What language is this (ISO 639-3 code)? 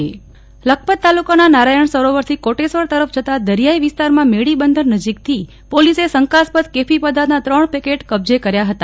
guj